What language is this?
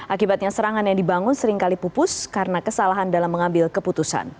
Indonesian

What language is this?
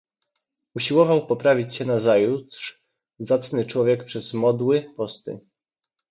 Polish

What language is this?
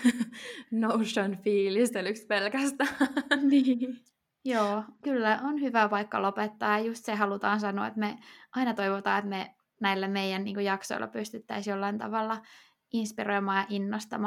Finnish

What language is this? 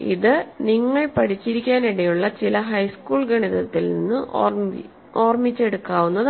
Malayalam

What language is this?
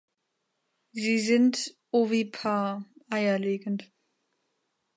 German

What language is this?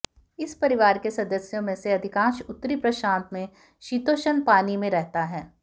Hindi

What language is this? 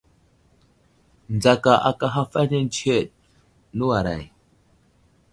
Wuzlam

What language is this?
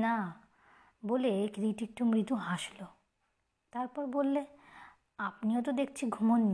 Bangla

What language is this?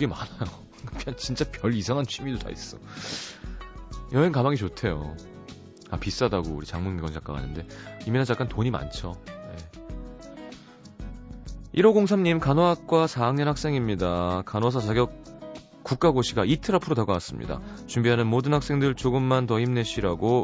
Korean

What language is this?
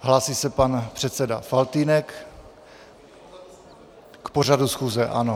Czech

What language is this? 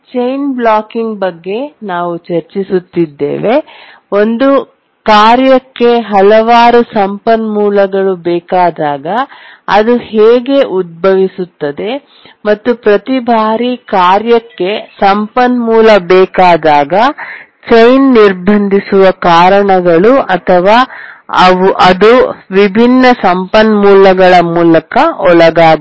Kannada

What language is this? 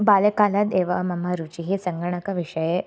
Sanskrit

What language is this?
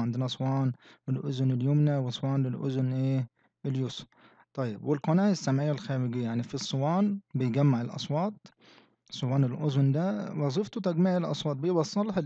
Arabic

